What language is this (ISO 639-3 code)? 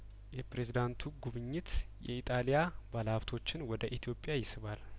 amh